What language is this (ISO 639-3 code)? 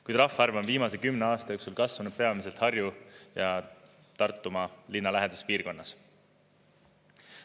est